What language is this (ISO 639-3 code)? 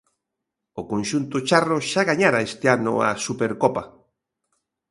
glg